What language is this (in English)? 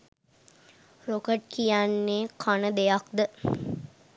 Sinhala